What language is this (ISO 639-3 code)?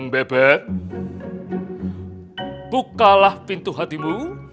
ind